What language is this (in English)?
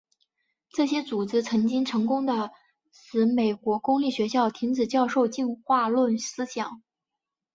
Chinese